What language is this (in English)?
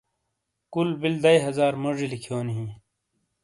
Shina